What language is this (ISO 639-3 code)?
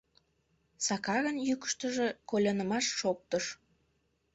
chm